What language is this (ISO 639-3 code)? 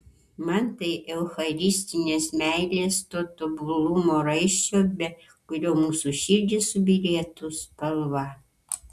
lit